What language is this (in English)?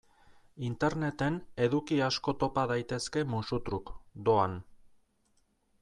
Basque